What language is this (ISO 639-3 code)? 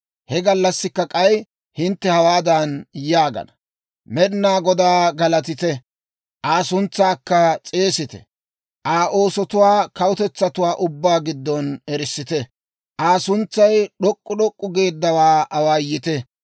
dwr